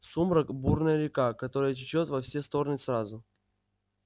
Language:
Russian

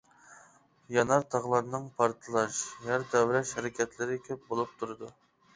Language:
Uyghur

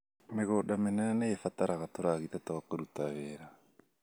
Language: Kikuyu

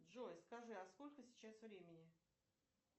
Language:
Russian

